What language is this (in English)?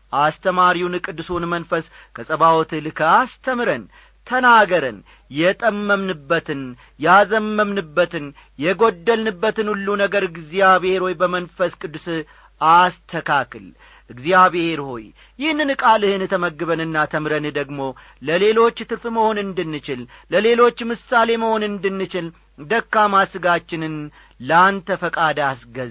Amharic